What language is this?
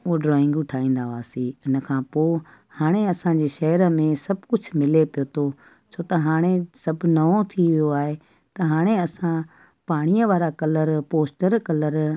Sindhi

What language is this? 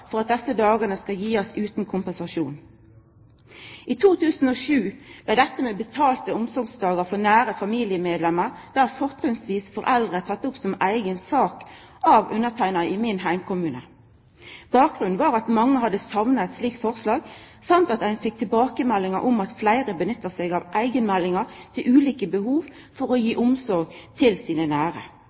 Norwegian Nynorsk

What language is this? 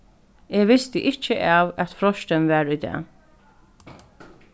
Faroese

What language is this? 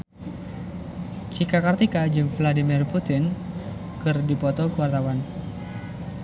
Sundanese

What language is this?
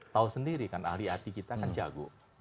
Indonesian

